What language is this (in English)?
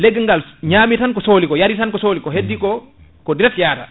Fula